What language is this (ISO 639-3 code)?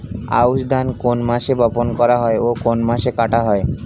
ben